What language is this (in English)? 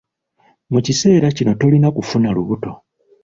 Ganda